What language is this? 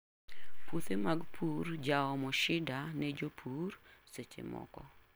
Luo (Kenya and Tanzania)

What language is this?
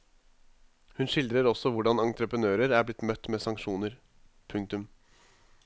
Norwegian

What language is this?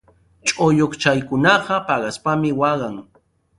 Sihuas Ancash Quechua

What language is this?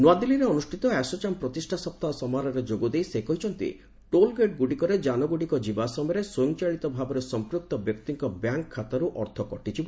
Odia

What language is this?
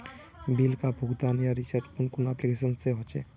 Magahi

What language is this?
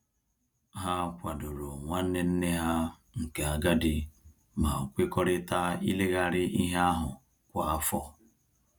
Igbo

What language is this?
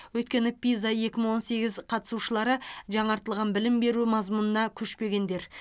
Kazakh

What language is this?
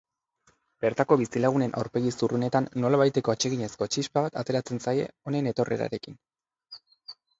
Basque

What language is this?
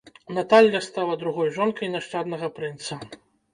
Belarusian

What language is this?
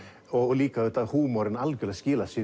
Icelandic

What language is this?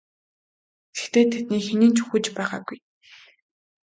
Mongolian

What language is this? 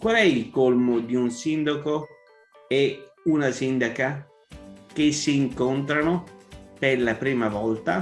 Italian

